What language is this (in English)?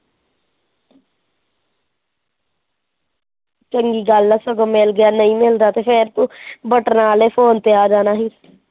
Punjabi